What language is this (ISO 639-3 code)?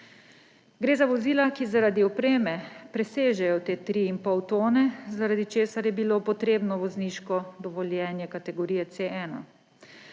slv